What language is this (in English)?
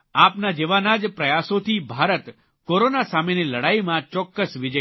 Gujarati